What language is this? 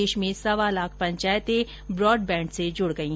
Hindi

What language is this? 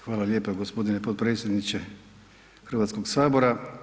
Croatian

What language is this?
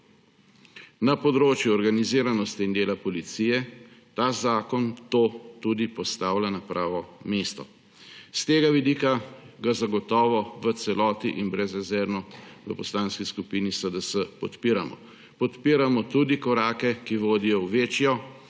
Slovenian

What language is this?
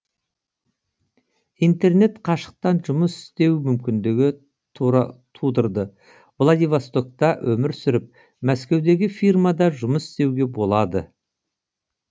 Kazakh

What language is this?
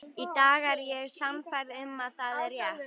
Icelandic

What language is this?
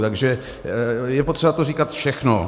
Czech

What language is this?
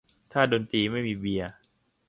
Thai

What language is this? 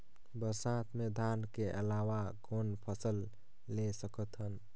Chhattisgarhi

